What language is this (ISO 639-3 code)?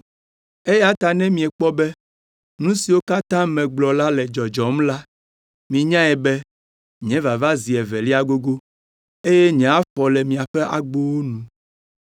ewe